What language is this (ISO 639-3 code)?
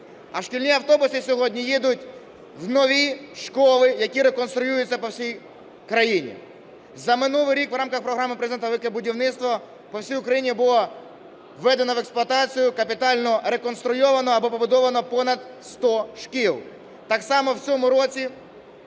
ukr